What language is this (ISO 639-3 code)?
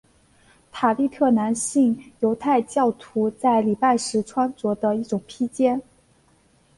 zho